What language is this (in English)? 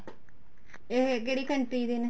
Punjabi